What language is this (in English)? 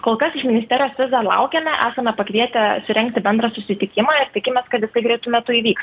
Lithuanian